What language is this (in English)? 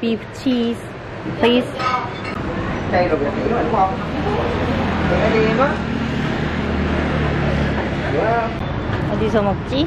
Korean